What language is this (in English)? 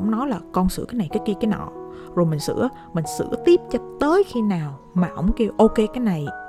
Vietnamese